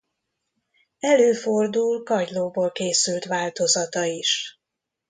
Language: Hungarian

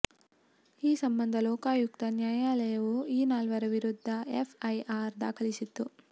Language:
Kannada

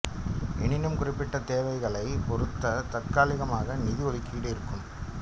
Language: Tamil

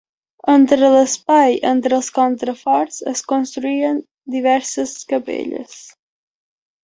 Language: Catalan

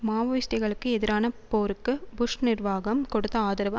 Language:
Tamil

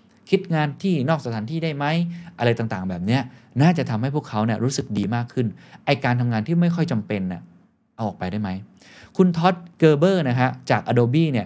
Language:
Thai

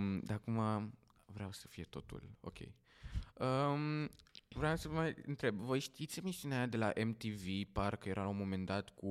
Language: Romanian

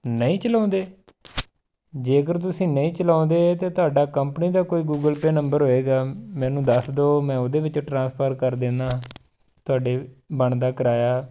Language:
Punjabi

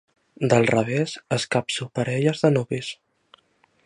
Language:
Catalan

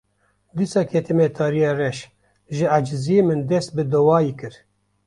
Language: Kurdish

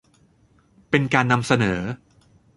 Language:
Thai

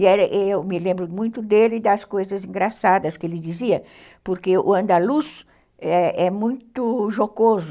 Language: Portuguese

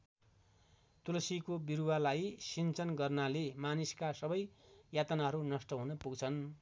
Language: Nepali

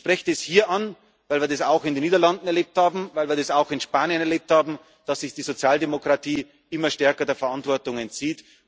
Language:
German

